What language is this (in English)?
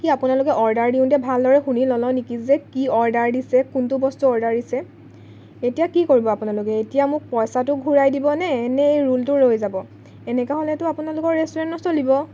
Assamese